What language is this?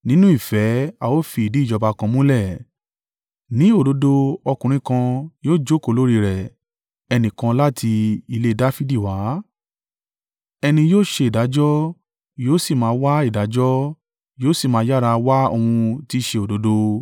Yoruba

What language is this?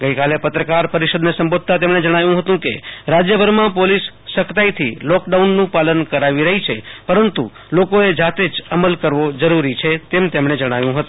Gujarati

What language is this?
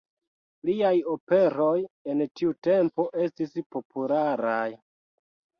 Esperanto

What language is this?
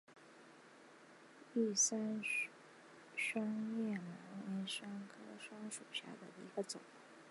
Chinese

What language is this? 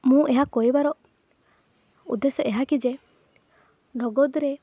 Odia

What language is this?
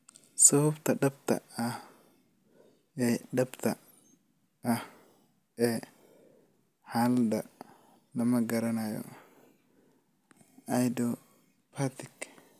Somali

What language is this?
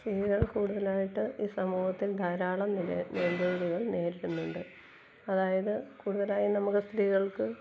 Malayalam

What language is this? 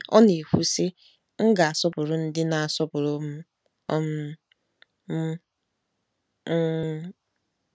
Igbo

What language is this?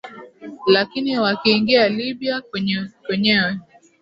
Swahili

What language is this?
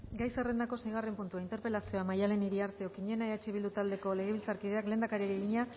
Basque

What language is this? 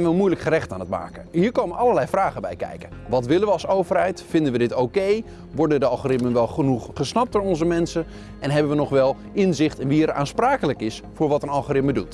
Dutch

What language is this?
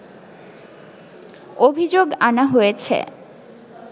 Bangla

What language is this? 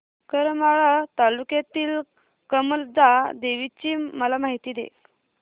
Marathi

